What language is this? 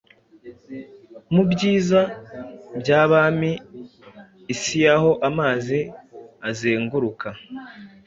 Kinyarwanda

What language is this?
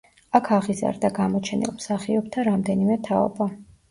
Georgian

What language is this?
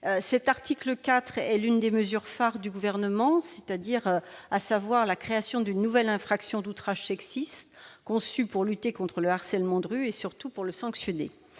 French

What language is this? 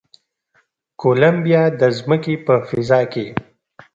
Pashto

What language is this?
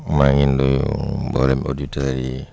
Wolof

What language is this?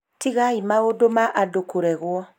Kikuyu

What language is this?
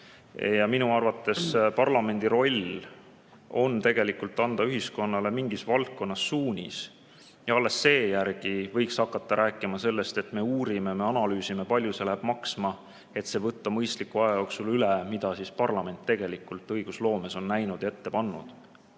Estonian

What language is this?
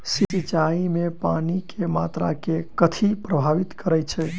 Maithili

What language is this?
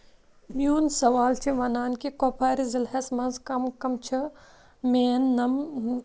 Kashmiri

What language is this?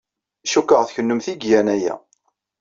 Kabyle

